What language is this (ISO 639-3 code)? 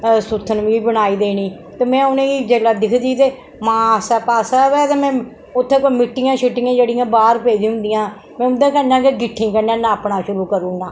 doi